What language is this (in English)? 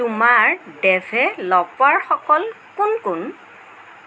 Assamese